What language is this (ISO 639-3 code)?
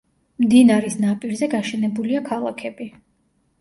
kat